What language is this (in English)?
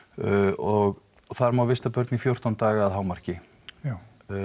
Icelandic